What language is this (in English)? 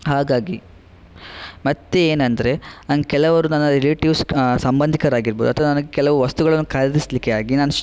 Kannada